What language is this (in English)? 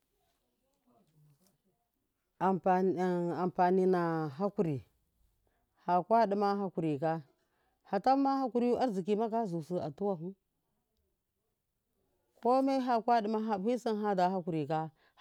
Miya